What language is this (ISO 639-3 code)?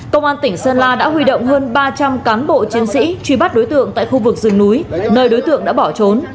vie